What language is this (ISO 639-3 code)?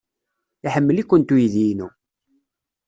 kab